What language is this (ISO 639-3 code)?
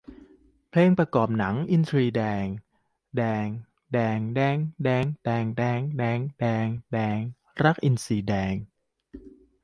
tha